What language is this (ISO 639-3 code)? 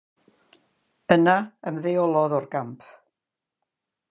cym